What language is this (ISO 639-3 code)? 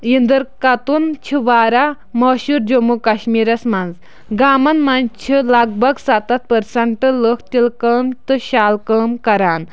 kas